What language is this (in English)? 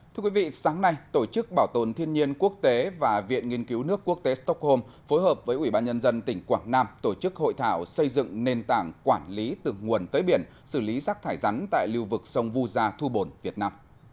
Vietnamese